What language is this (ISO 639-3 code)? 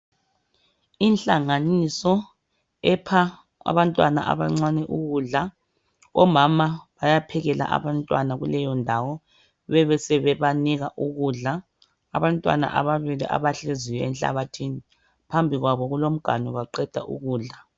nde